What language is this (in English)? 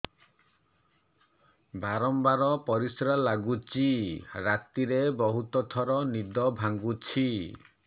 Odia